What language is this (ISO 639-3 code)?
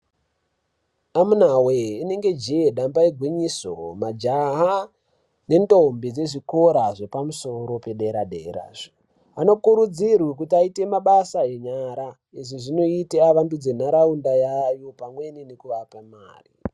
ndc